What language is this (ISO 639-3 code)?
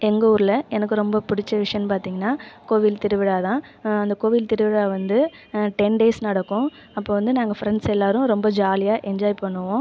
tam